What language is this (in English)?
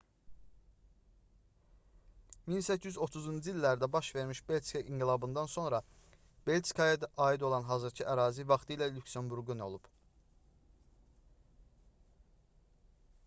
Azerbaijani